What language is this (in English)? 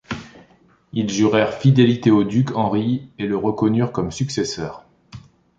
French